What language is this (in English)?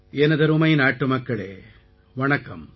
Tamil